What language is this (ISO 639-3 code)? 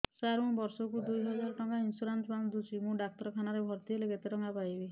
ori